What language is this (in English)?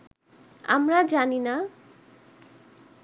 Bangla